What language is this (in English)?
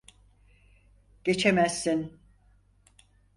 Turkish